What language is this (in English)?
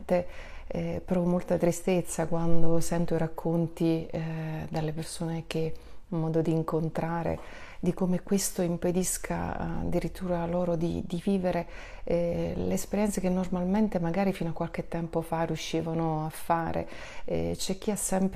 Italian